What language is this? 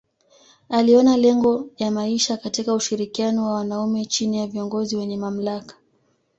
Swahili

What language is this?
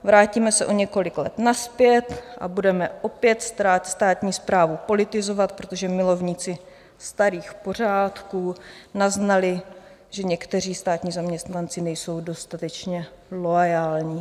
Czech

